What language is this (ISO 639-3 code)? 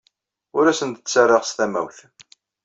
kab